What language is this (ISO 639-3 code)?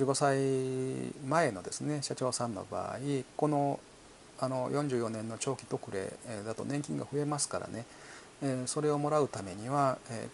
jpn